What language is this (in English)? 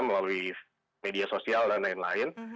Indonesian